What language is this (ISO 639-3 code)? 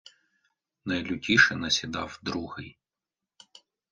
ukr